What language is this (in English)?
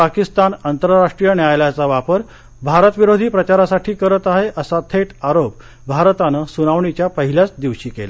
Marathi